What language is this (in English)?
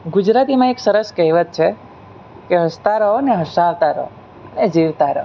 Gujarati